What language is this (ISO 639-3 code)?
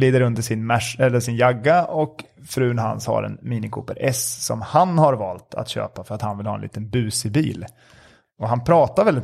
swe